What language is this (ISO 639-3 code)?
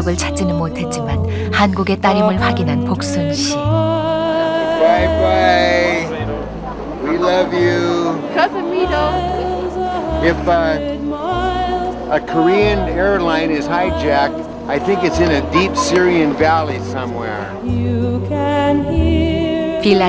kor